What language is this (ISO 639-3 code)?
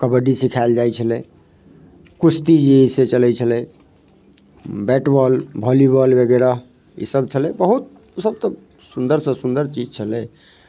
mai